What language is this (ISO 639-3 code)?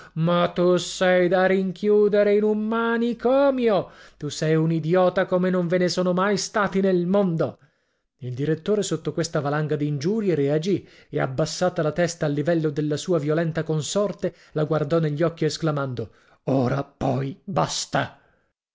ita